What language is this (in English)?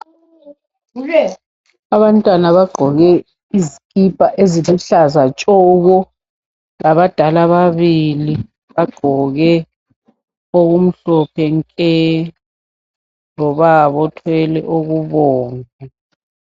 North Ndebele